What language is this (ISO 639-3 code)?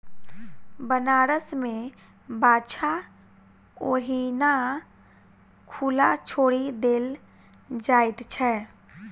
mai